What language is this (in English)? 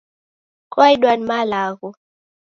Taita